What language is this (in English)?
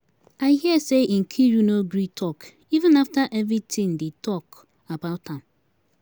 Nigerian Pidgin